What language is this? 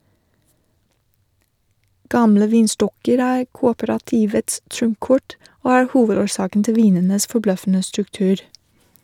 Norwegian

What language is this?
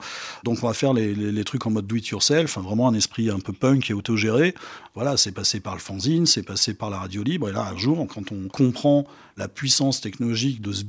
French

